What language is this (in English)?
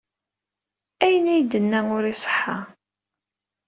Kabyle